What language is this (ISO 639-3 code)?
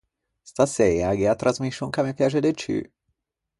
lij